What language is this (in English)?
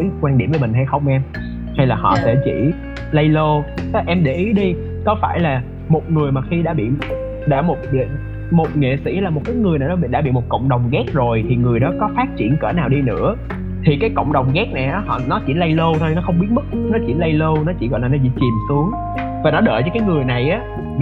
Vietnamese